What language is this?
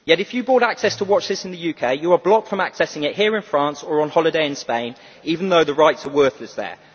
English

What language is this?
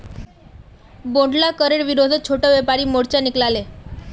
Magahi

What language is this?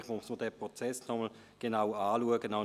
Swiss German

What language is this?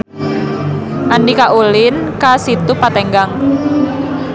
Sundanese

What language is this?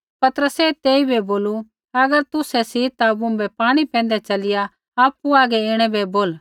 Kullu Pahari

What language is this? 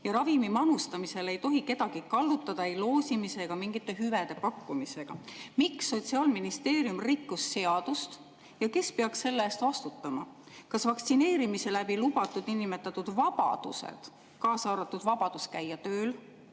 Estonian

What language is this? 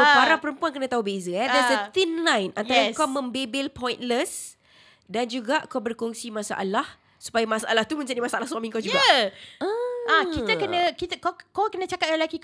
Malay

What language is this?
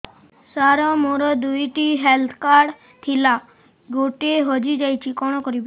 Odia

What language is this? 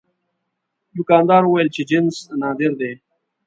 Pashto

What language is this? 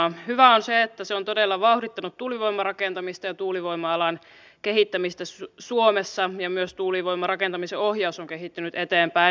Finnish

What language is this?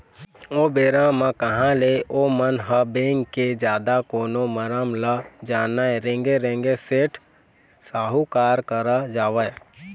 Chhattisgarhi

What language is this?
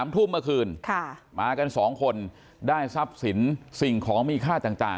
Thai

